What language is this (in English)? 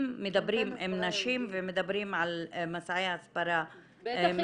Hebrew